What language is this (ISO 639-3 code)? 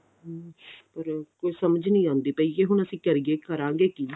pan